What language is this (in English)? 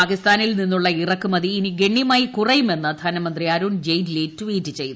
Malayalam